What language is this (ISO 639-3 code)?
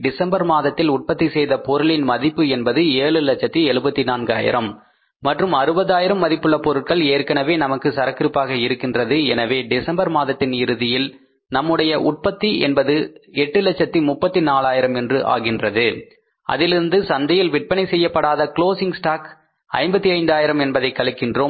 tam